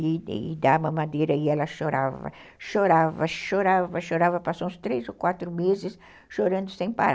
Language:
Portuguese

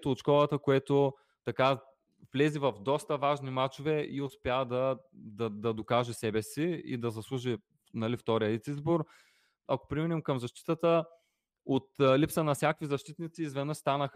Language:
Bulgarian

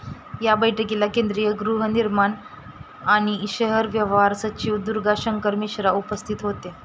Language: Marathi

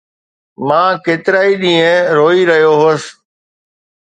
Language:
Sindhi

